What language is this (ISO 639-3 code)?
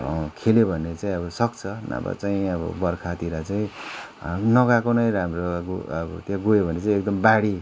nep